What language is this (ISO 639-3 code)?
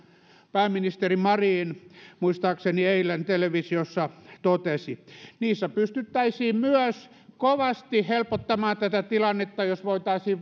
fin